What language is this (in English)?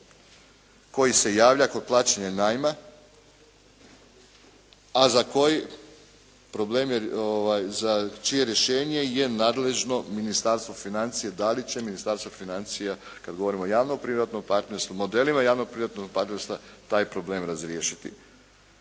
Croatian